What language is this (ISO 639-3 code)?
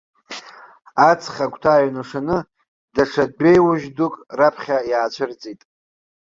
abk